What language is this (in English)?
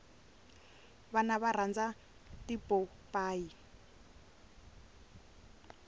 Tsonga